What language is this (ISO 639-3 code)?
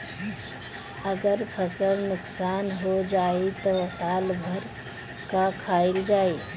bho